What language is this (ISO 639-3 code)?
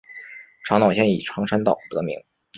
zho